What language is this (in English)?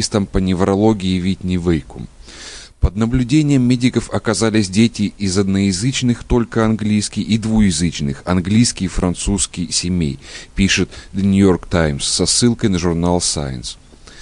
Russian